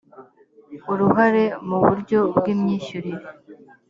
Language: Kinyarwanda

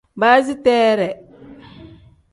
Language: Tem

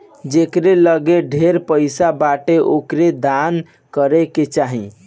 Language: Bhojpuri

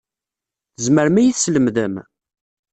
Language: Kabyle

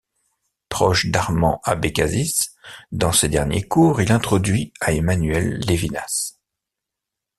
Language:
French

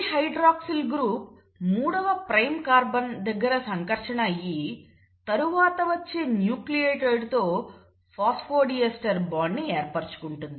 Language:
Telugu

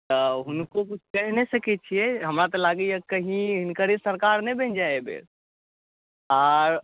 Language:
Maithili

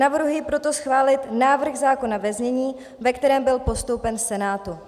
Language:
Czech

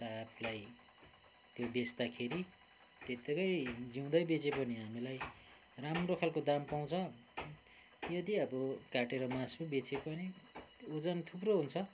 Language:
Nepali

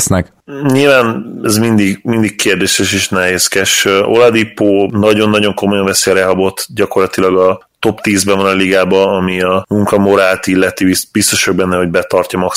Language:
Hungarian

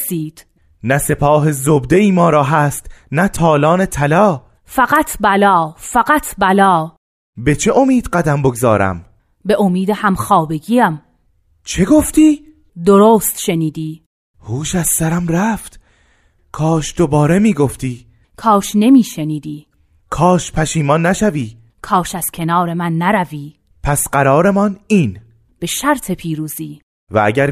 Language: Persian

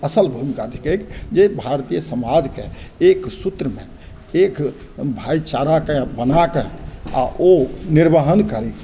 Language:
Maithili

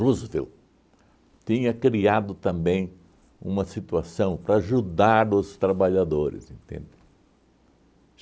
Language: Portuguese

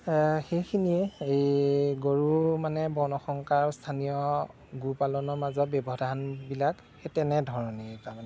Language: Assamese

